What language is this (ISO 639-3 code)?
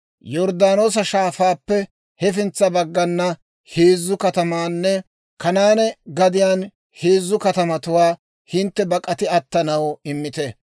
dwr